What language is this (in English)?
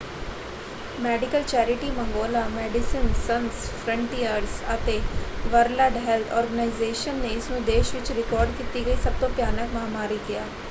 Punjabi